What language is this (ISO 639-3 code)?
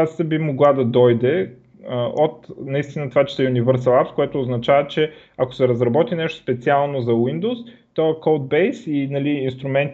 bul